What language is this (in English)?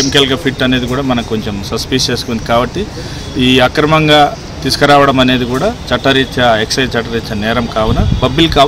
Telugu